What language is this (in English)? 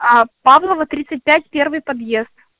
Russian